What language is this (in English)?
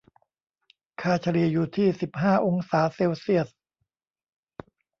Thai